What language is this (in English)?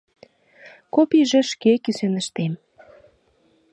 Mari